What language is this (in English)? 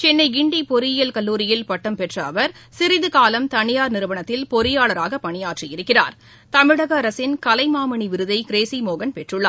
Tamil